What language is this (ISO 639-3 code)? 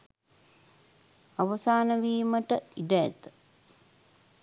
sin